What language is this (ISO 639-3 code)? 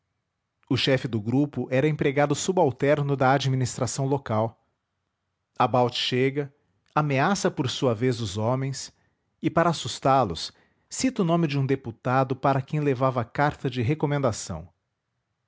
por